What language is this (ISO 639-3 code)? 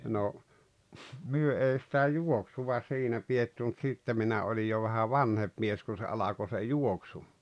fin